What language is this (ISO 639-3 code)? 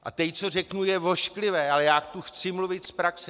ces